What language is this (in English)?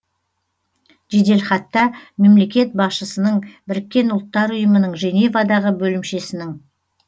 Kazakh